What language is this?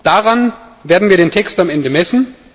German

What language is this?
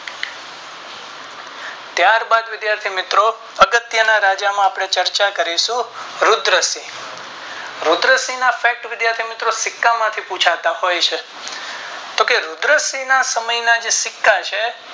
Gujarati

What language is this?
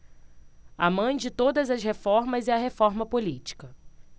Portuguese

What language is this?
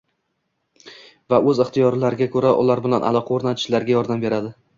Uzbek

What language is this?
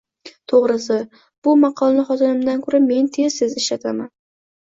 Uzbek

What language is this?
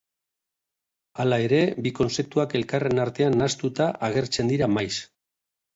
Basque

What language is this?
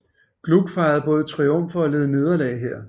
Danish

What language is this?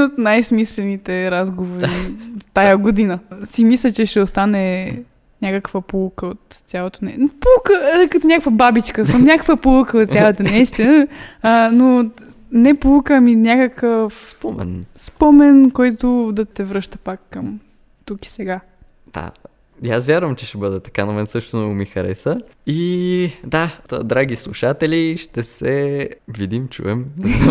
Bulgarian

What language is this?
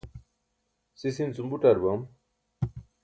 Burushaski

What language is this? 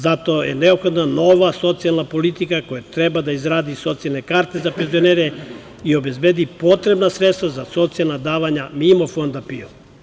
Serbian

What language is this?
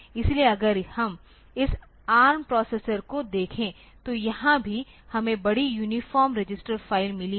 Hindi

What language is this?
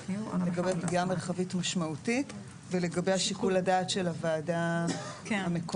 Hebrew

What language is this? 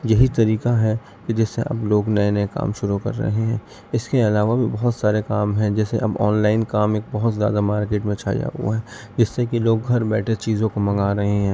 Urdu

